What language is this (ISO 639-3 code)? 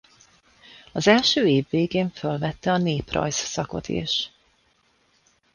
hun